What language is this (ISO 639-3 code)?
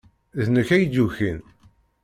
kab